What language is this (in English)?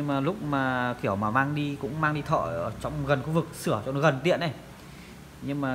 Vietnamese